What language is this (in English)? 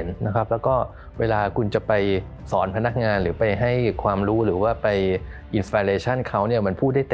Thai